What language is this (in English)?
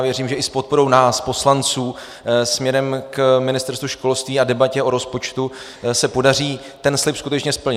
Czech